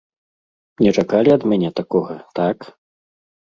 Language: Belarusian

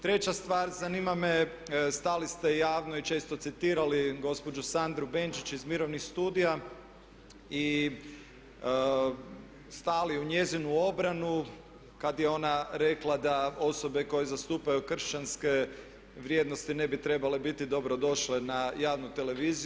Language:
Croatian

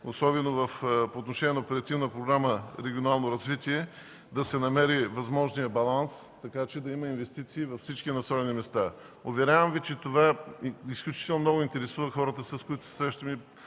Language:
Bulgarian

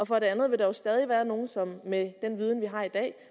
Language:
Danish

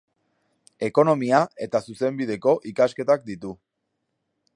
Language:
Basque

